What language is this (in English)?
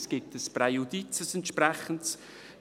Swiss German